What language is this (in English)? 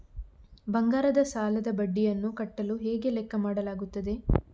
Kannada